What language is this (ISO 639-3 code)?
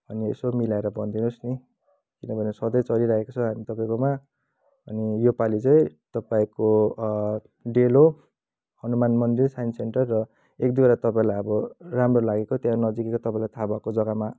nep